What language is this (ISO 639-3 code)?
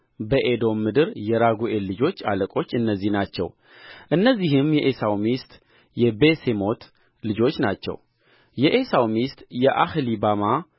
amh